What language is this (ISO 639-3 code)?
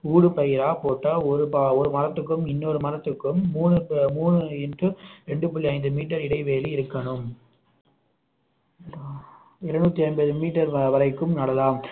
tam